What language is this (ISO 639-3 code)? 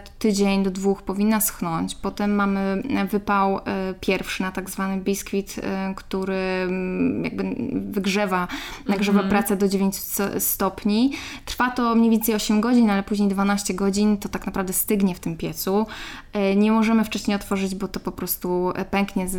pol